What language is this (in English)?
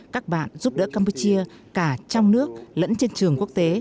Vietnamese